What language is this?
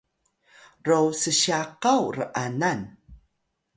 Atayal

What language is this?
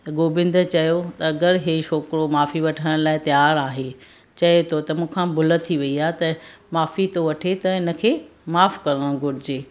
Sindhi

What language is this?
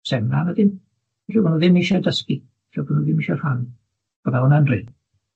Welsh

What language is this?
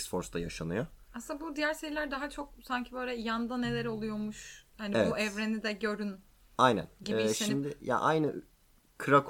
Turkish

